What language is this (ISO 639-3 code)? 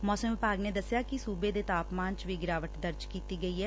pan